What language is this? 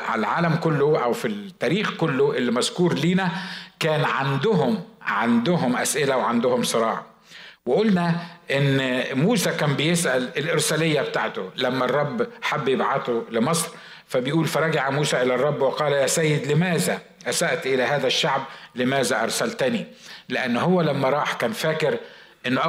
Arabic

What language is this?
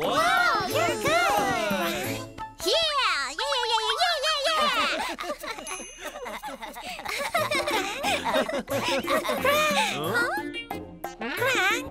English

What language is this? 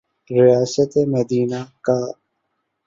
Urdu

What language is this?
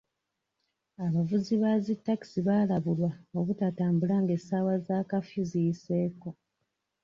Ganda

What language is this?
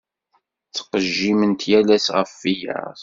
Kabyle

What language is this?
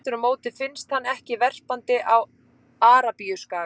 Icelandic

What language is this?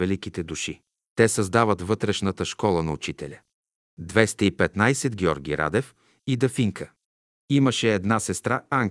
Bulgarian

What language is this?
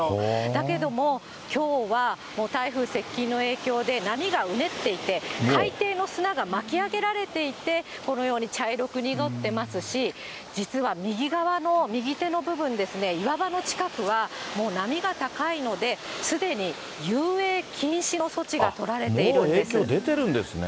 Japanese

